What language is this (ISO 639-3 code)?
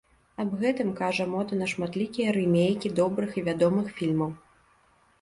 bel